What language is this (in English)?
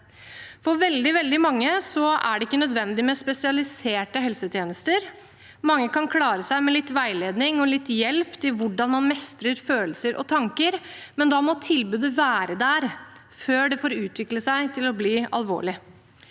Norwegian